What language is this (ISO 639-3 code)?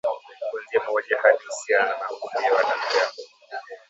swa